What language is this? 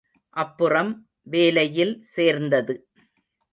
Tamil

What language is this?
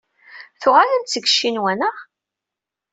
Kabyle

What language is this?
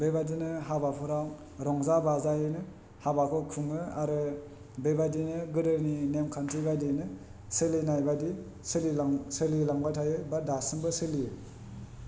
Bodo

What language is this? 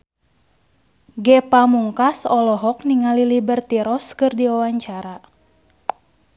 Sundanese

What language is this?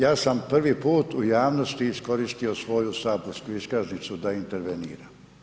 Croatian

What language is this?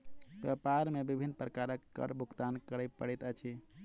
Maithili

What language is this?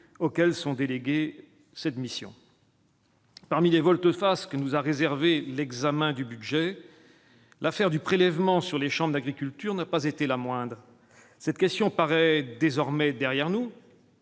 French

